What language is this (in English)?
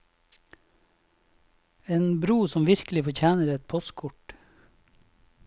Norwegian